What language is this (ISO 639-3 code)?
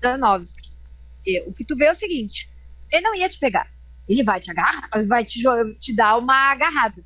por